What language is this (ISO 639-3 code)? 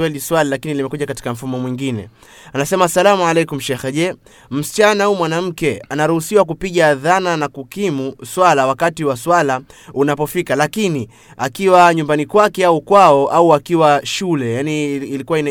swa